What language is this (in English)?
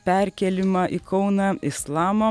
Lithuanian